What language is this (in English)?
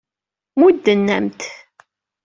Kabyle